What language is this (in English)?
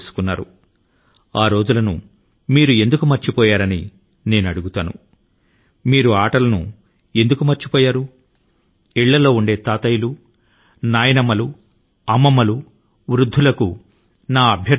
Telugu